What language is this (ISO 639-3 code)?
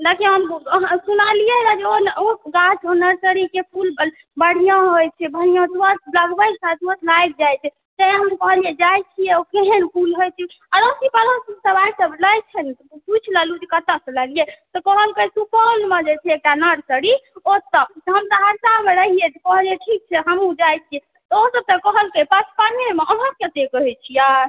mai